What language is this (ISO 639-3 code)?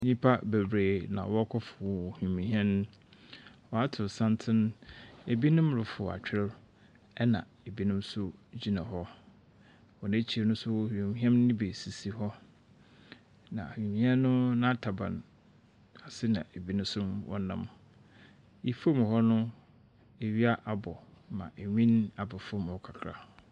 aka